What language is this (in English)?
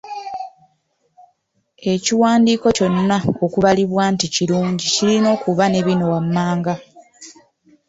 Ganda